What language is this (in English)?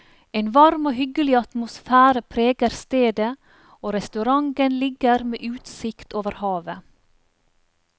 Norwegian